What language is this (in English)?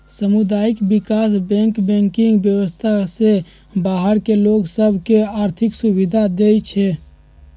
Magahi